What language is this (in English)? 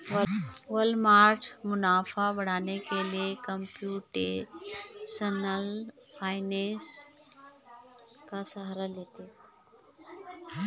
Hindi